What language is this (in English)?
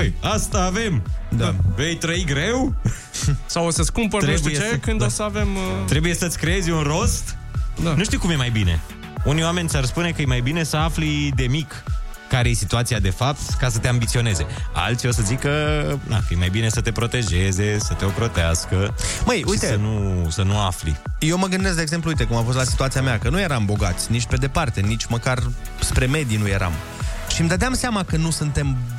Romanian